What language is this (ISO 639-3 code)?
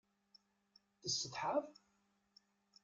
kab